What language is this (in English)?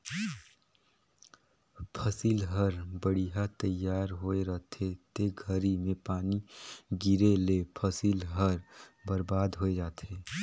Chhattisgarhi